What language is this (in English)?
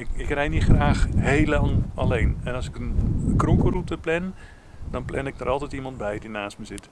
Dutch